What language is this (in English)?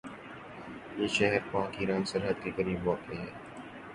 Urdu